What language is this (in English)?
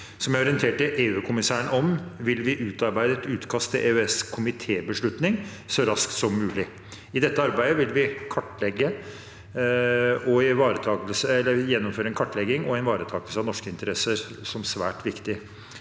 Norwegian